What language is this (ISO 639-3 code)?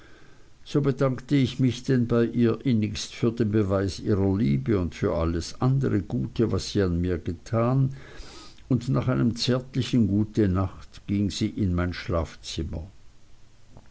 deu